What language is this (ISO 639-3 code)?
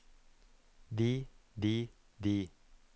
nor